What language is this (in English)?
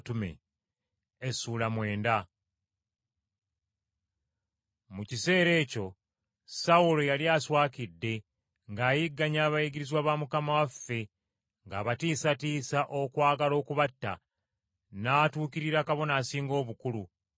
Ganda